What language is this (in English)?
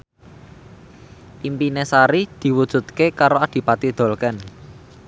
Javanese